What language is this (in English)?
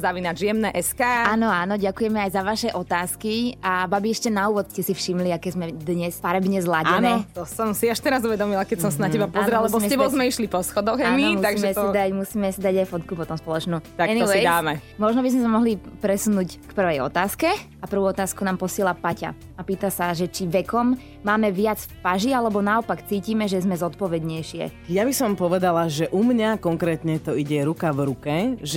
Slovak